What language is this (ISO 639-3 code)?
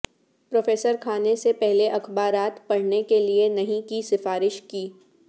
urd